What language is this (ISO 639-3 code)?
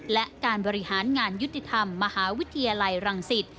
tha